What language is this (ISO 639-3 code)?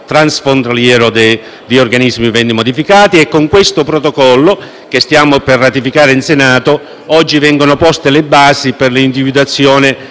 ita